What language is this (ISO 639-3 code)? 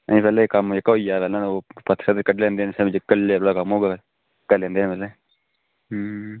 doi